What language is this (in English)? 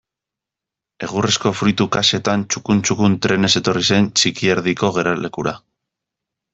Basque